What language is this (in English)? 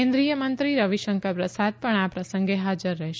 Gujarati